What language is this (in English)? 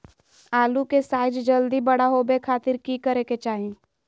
Magahi